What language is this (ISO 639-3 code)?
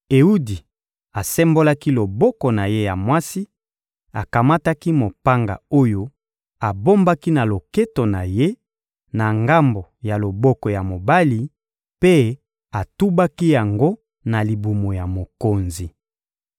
lin